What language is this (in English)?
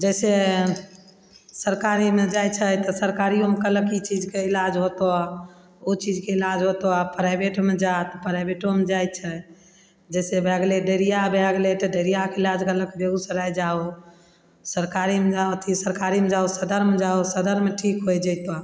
Maithili